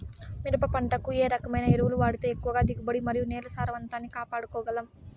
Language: Telugu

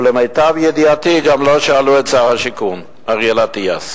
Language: Hebrew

